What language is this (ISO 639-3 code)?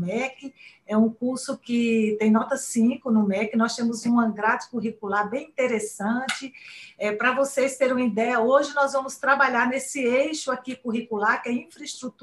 por